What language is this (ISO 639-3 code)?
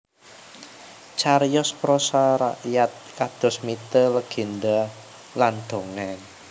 jav